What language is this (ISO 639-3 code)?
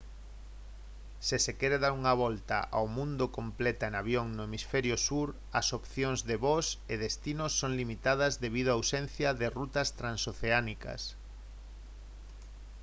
glg